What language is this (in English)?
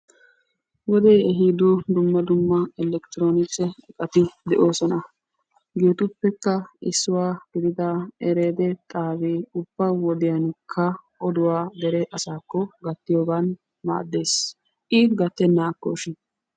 Wolaytta